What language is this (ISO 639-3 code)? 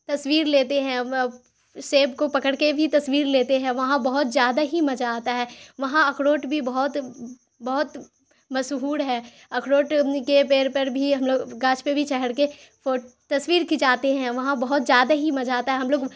urd